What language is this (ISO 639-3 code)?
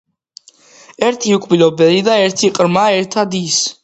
kat